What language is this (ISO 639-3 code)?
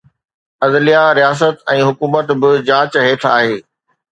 snd